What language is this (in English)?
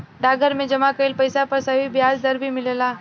Bhojpuri